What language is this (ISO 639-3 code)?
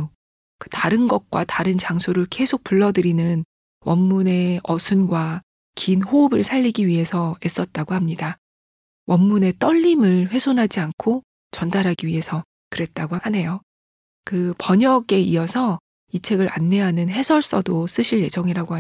kor